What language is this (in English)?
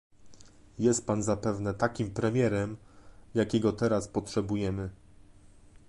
Polish